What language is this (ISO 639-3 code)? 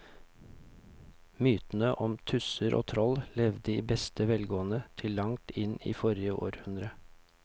nor